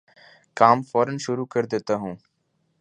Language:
Urdu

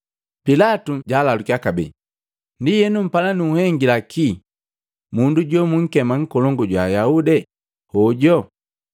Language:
Matengo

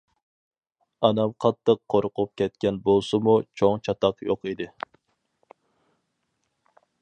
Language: Uyghur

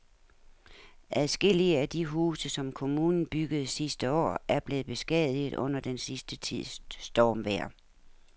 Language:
Danish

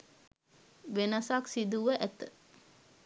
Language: Sinhala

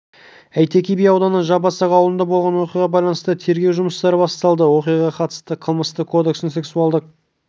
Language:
Kazakh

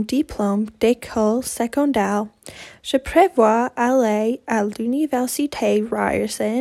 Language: French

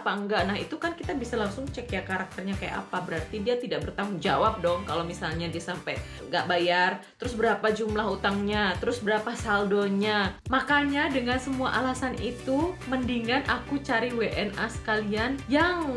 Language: Indonesian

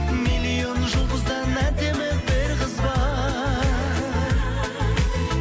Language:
Kazakh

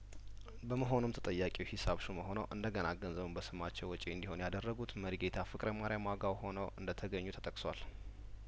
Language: Amharic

